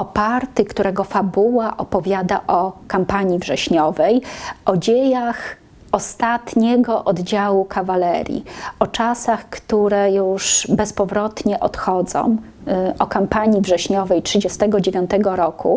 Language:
Polish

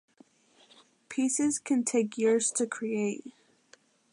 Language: English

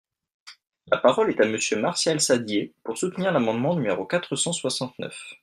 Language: French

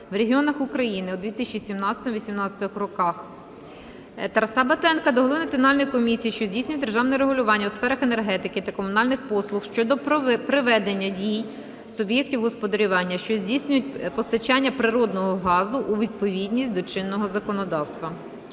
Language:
Ukrainian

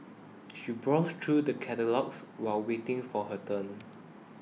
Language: English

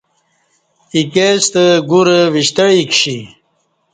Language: Kati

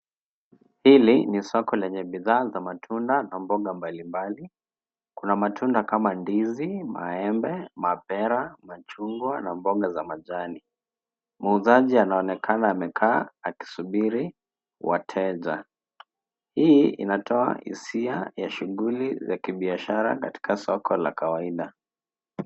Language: Swahili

